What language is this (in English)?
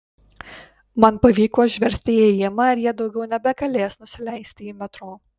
Lithuanian